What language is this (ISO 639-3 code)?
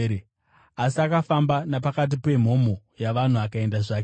sna